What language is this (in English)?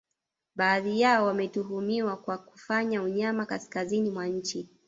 Swahili